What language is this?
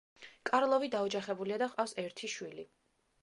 Georgian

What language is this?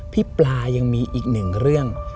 Thai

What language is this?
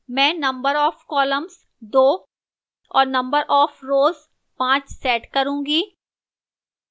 Hindi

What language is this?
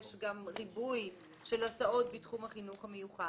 Hebrew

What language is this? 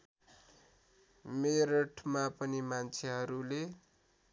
Nepali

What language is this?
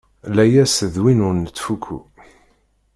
Kabyle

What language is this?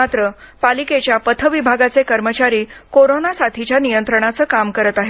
Marathi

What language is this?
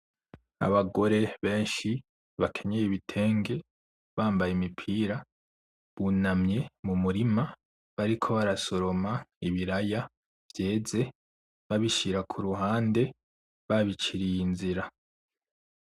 Rundi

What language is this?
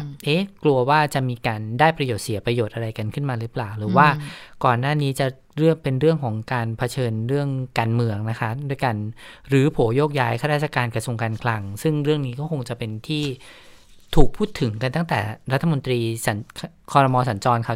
Thai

